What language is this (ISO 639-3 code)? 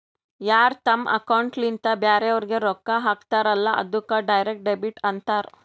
kan